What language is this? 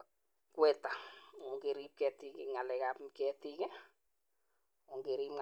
Kalenjin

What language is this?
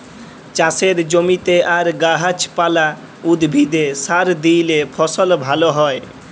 Bangla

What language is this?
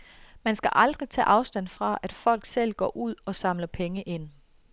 Danish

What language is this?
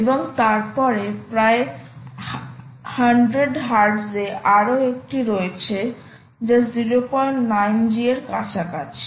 Bangla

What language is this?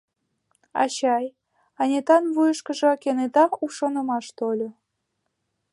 Mari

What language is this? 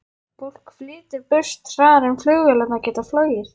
Icelandic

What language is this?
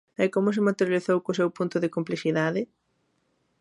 Galician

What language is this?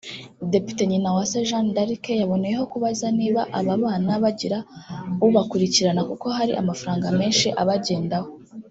Kinyarwanda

